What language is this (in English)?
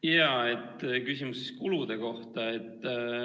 Estonian